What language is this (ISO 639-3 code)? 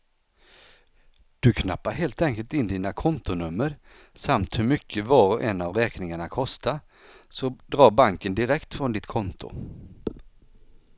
swe